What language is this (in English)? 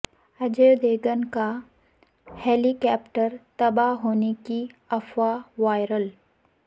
Urdu